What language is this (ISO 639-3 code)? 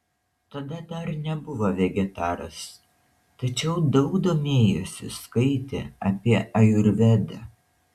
lit